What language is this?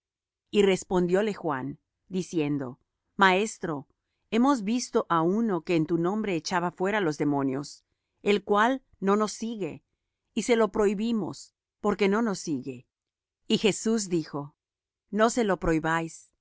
Spanish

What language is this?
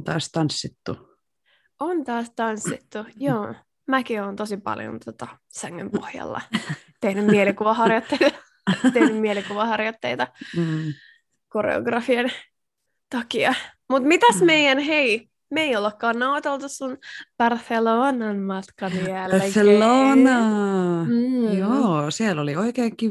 Finnish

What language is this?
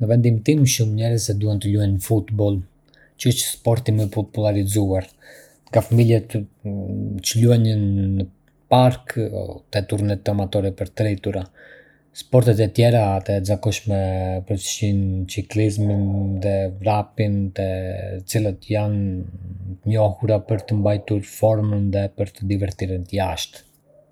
Arbëreshë Albanian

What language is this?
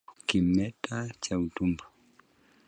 Swahili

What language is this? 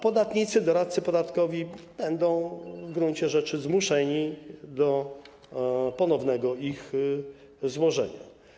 Polish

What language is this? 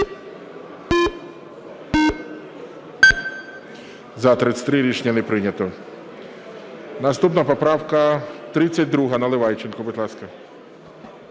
Ukrainian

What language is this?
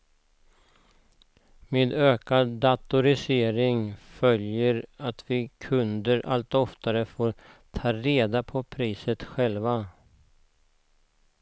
Swedish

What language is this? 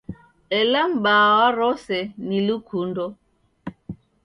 Taita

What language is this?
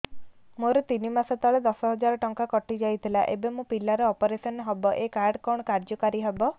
Odia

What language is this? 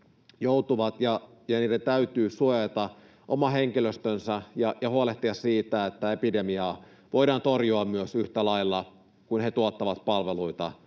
Finnish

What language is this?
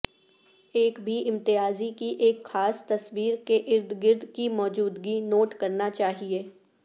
Urdu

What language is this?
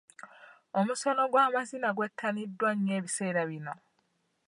Ganda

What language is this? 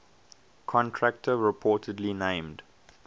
English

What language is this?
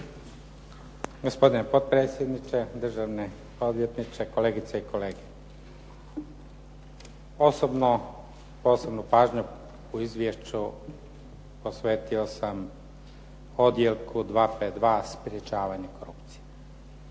Croatian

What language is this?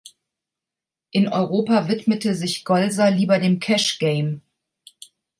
German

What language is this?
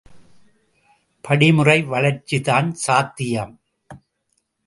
Tamil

